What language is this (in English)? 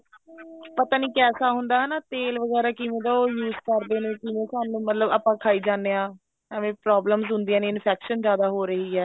Punjabi